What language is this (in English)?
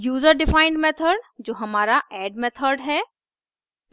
Hindi